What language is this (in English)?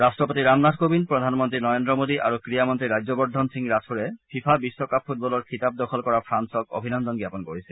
Assamese